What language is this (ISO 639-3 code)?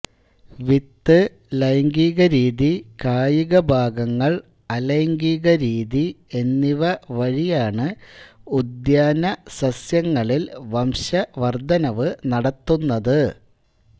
mal